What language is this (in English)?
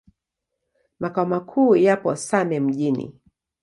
Swahili